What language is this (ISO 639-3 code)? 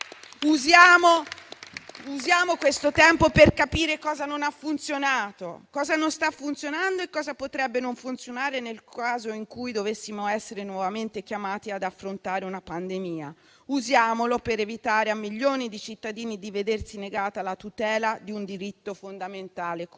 ita